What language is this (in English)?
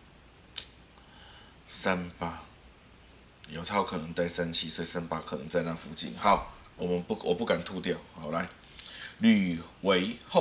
Chinese